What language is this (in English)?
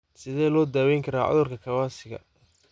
Somali